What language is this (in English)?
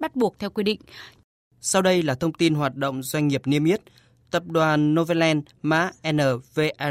Vietnamese